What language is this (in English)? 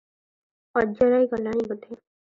Odia